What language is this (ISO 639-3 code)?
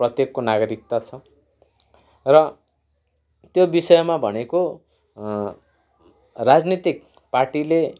nep